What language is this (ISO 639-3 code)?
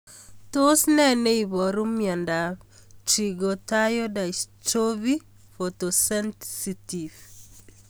kln